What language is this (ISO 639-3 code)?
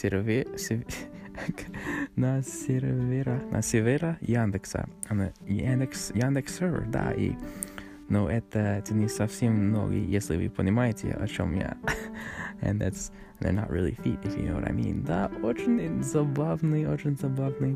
rus